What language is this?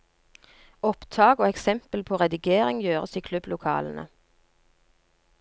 Norwegian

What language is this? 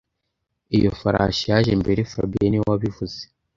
Kinyarwanda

